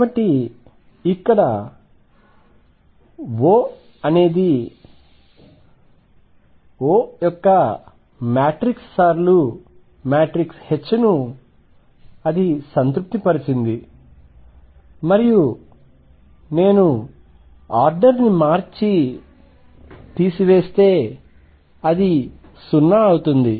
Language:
Telugu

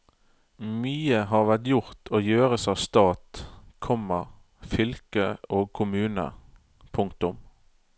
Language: Norwegian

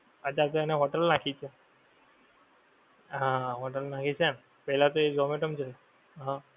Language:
Gujarati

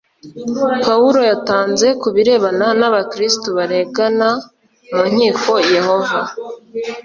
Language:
Kinyarwanda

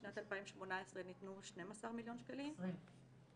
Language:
Hebrew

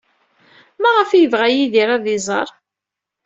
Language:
Kabyle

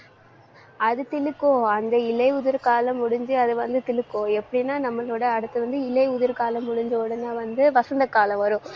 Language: Tamil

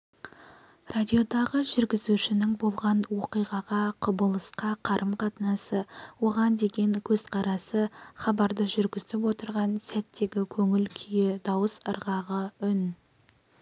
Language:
Kazakh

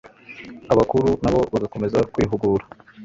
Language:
Kinyarwanda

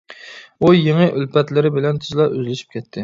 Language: Uyghur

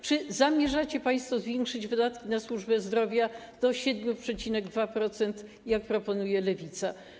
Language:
Polish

